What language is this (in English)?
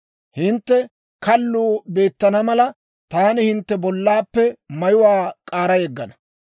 Dawro